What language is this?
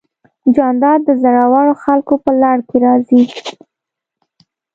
Pashto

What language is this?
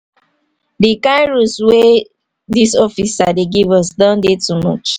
Nigerian Pidgin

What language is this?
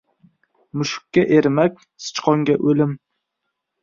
Uzbek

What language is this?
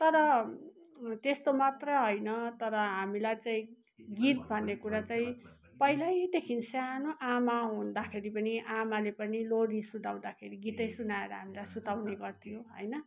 Nepali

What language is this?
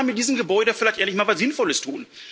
German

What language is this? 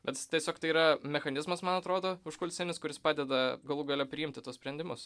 Lithuanian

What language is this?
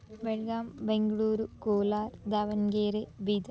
Sanskrit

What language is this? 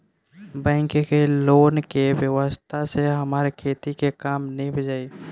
Bhojpuri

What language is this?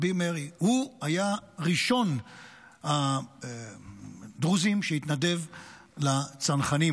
Hebrew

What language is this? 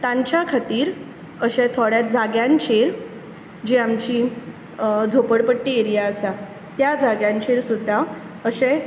Konkani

